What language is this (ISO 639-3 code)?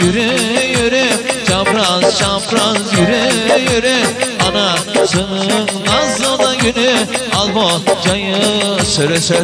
eng